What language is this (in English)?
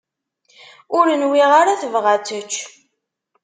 Kabyle